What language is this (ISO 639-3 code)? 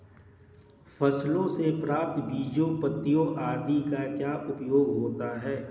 hin